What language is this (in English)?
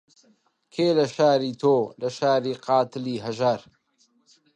Central Kurdish